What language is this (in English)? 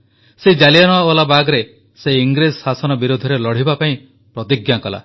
Odia